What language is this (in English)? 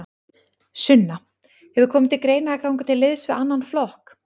Icelandic